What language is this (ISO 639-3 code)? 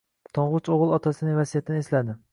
uzb